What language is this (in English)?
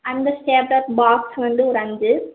Tamil